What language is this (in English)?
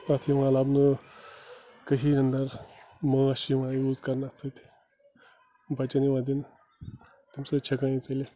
Kashmiri